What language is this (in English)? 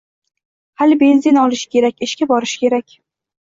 Uzbek